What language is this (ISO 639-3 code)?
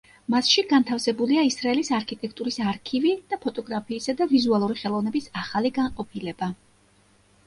kat